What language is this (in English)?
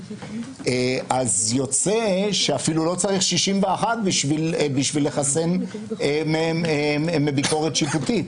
Hebrew